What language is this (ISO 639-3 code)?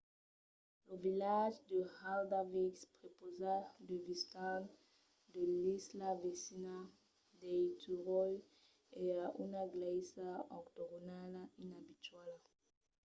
oci